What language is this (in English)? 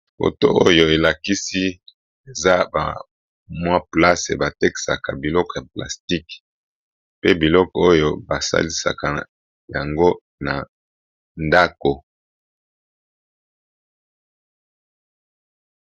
Lingala